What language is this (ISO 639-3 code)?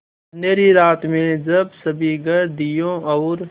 hin